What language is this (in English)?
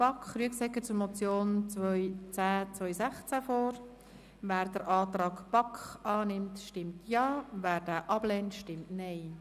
Swiss German